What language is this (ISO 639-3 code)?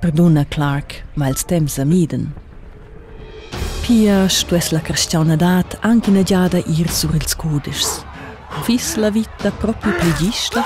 nld